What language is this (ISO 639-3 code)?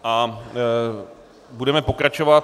ces